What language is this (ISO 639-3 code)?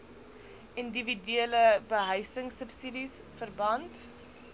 afr